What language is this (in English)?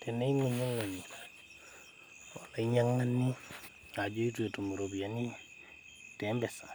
Masai